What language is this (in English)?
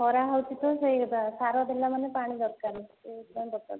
Odia